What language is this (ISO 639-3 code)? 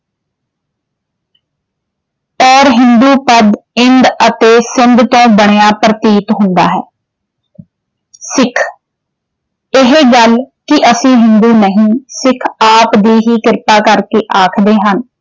pan